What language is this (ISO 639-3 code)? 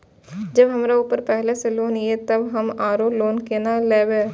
mai